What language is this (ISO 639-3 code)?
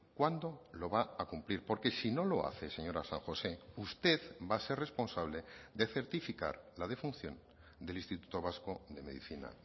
spa